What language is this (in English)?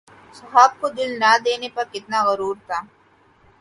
Urdu